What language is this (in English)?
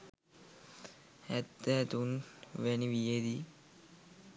Sinhala